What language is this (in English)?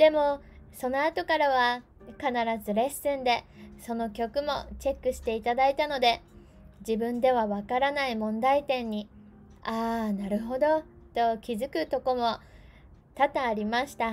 Japanese